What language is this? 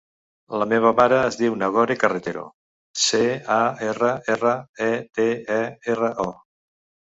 Catalan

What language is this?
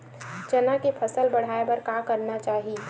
Chhattisgarhi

